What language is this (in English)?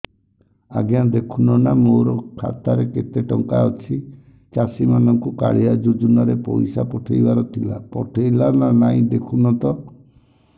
Odia